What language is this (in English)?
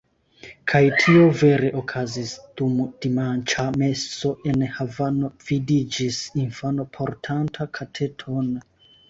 Esperanto